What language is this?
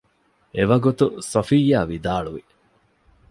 Divehi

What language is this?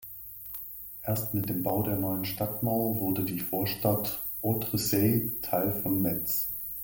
German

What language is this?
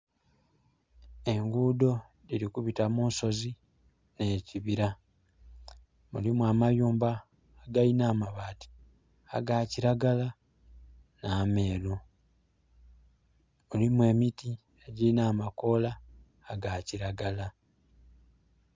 Soga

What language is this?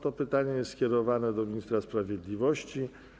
Polish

